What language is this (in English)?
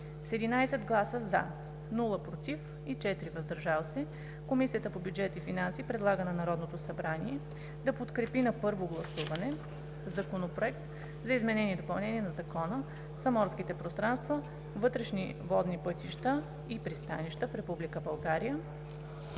Bulgarian